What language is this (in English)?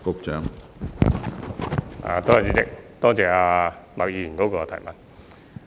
Cantonese